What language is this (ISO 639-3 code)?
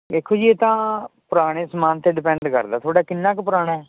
pan